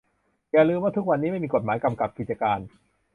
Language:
Thai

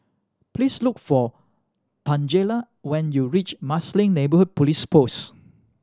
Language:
English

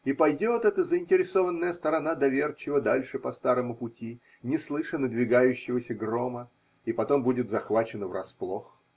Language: Russian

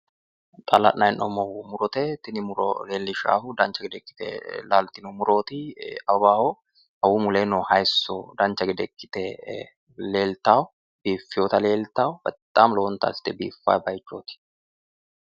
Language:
Sidamo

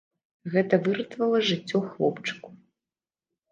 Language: Belarusian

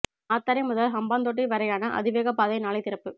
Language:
Tamil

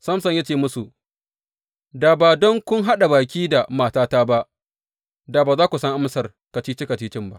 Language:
Hausa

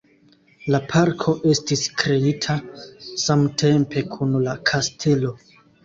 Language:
Esperanto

